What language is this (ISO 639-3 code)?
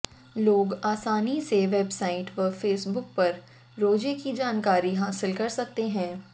hin